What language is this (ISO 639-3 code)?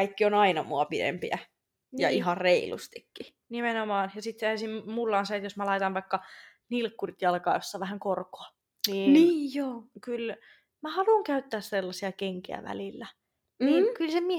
fin